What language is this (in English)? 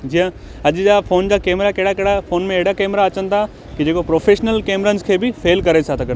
Sindhi